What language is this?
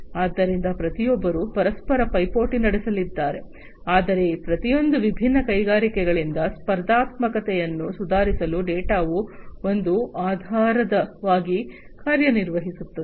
Kannada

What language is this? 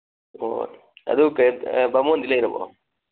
Manipuri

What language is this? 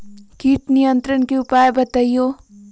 Magahi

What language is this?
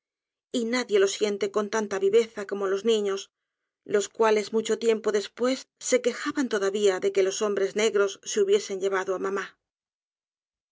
Spanish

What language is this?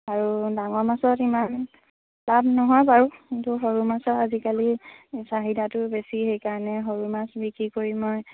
Assamese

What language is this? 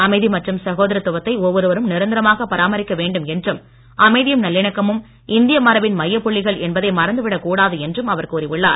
Tamil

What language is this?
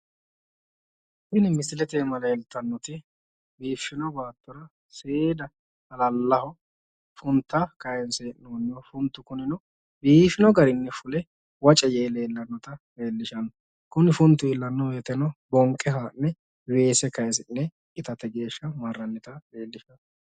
Sidamo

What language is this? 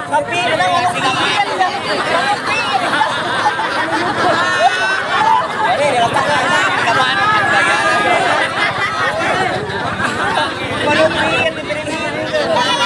Indonesian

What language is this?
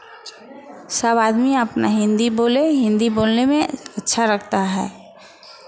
Hindi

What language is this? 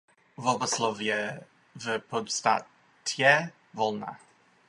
Czech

